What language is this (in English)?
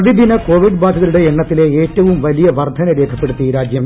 Malayalam